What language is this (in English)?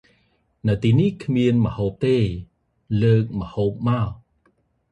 Khmer